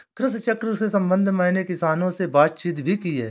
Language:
Hindi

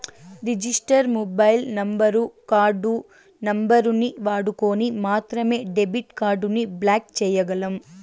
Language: Telugu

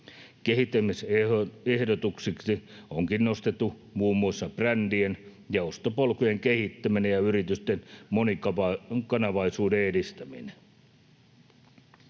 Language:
Finnish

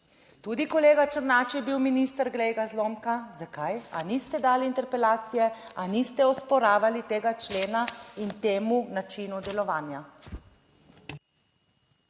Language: Slovenian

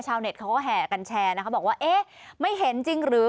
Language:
Thai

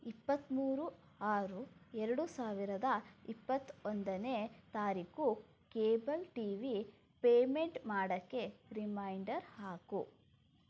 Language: Kannada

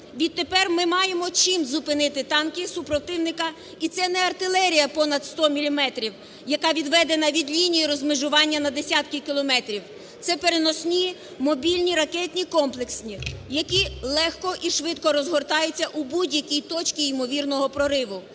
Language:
Ukrainian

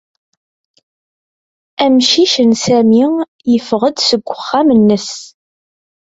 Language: Kabyle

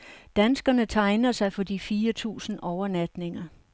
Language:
Danish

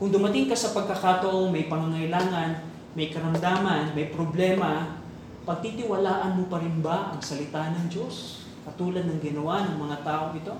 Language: Filipino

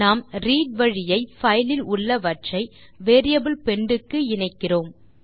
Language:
Tamil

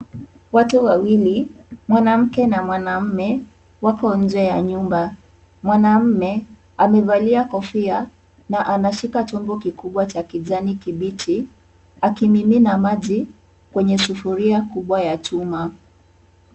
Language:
Swahili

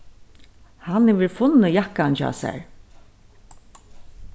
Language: Faroese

